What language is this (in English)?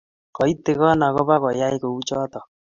Kalenjin